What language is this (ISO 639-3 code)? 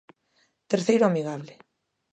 glg